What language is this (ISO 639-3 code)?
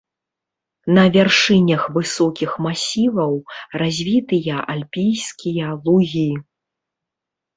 bel